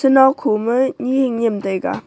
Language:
Wancho Naga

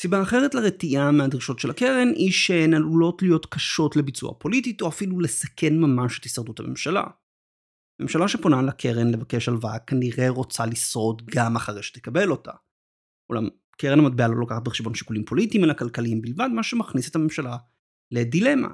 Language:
Hebrew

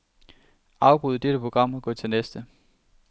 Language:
Danish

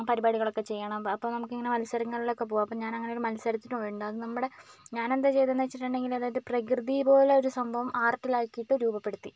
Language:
Malayalam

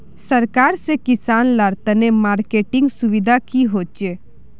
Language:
Magahi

